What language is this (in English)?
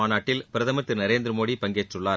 Tamil